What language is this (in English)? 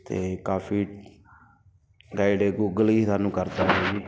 Punjabi